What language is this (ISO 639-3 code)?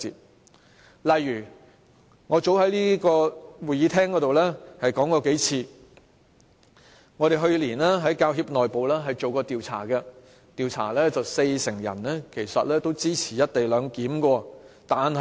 yue